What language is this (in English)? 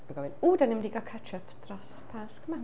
Welsh